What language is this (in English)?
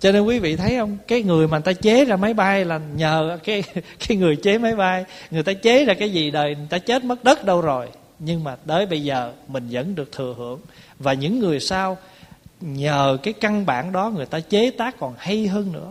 Vietnamese